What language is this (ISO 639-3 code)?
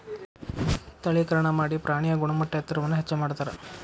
kan